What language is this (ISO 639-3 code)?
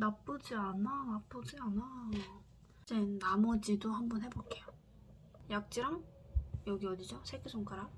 kor